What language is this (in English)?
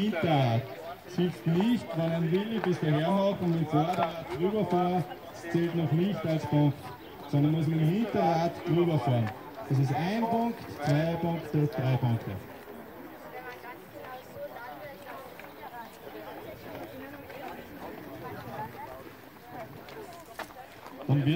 German